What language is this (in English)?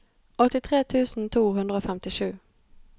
Norwegian